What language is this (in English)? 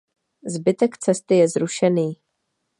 Czech